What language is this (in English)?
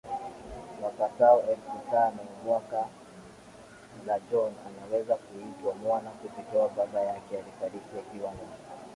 Swahili